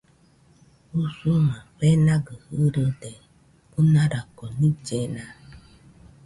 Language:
Nüpode Huitoto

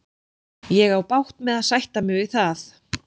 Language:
Icelandic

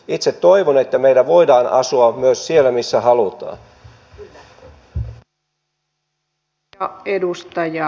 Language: Finnish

